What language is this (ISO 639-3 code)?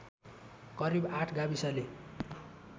nep